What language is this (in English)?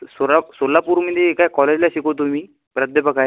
Marathi